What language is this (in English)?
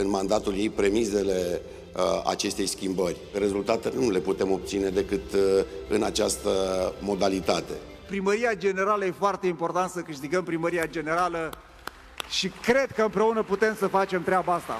Romanian